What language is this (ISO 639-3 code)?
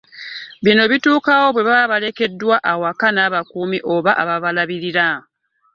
lug